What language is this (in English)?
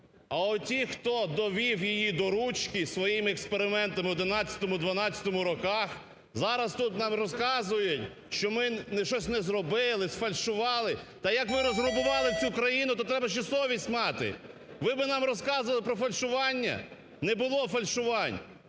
Ukrainian